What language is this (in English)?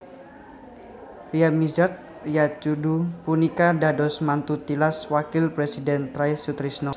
Javanese